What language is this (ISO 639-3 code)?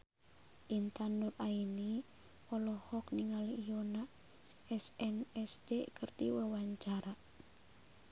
sun